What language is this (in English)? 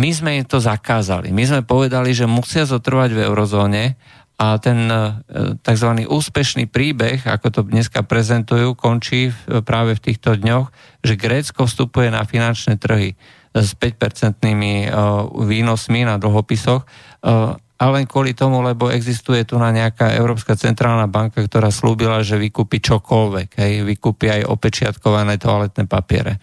Slovak